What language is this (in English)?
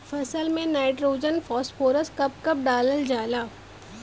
Bhojpuri